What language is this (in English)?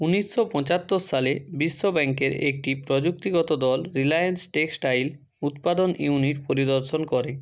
Bangla